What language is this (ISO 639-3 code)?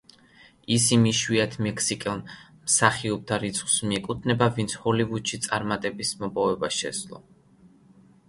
kat